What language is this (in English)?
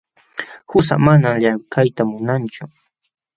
Jauja Wanca Quechua